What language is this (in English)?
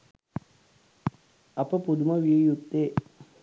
Sinhala